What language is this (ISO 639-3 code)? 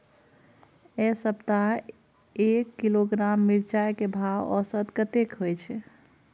mai